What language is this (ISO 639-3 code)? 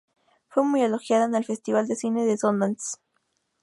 spa